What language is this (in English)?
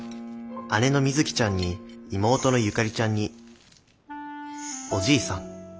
Japanese